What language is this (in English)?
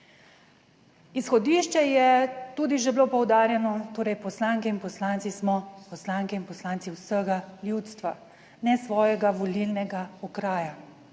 Slovenian